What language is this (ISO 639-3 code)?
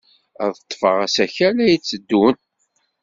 kab